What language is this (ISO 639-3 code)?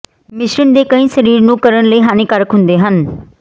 pan